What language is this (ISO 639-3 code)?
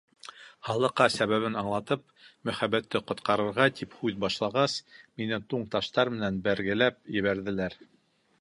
bak